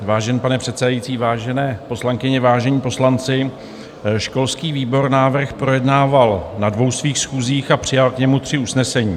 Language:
Czech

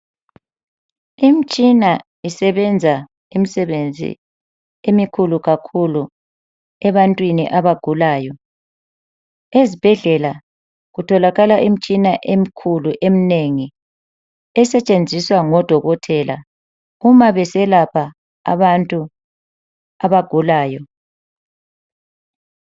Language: North Ndebele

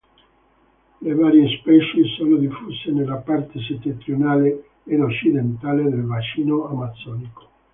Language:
Italian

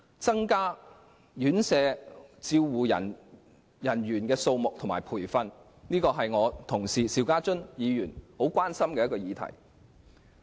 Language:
Cantonese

